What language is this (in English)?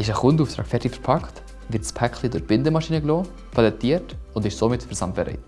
German